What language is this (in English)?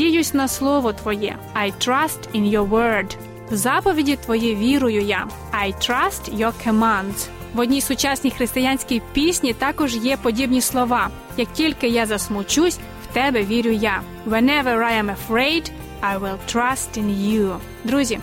Ukrainian